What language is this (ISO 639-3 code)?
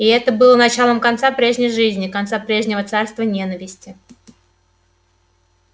rus